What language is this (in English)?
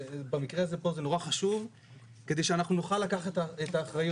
Hebrew